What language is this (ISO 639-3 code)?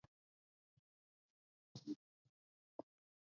kat